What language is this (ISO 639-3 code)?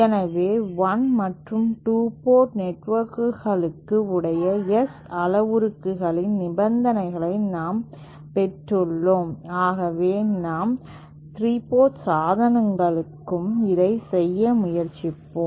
tam